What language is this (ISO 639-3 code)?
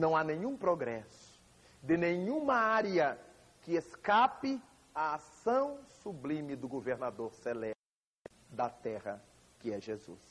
por